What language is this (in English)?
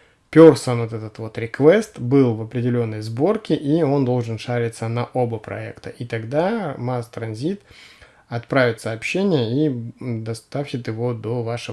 Russian